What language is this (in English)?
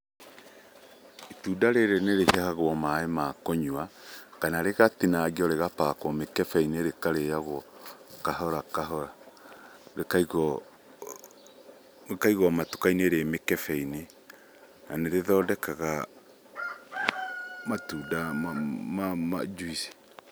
Kikuyu